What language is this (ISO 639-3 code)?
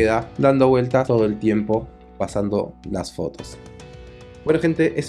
spa